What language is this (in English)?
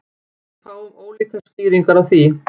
Icelandic